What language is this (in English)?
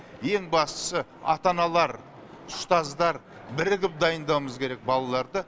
Kazakh